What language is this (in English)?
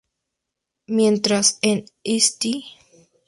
Spanish